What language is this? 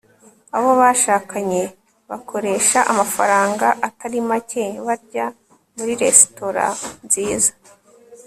Kinyarwanda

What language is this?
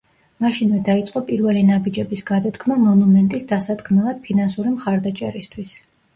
Georgian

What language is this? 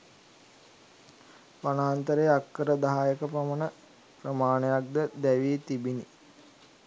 Sinhala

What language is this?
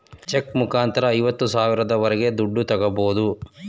Kannada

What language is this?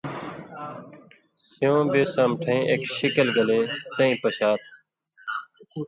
Indus Kohistani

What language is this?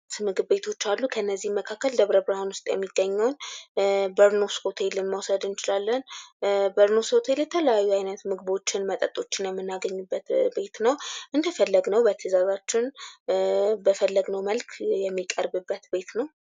Amharic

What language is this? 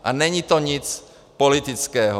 Czech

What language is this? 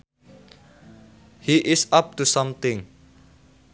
Sundanese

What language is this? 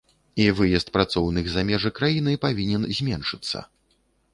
Belarusian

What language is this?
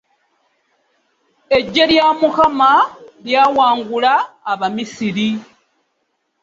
Ganda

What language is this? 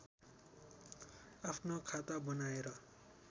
Nepali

